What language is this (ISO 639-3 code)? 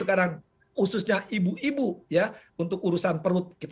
ind